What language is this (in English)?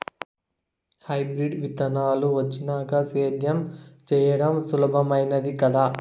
Telugu